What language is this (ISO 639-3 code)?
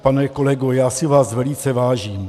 ces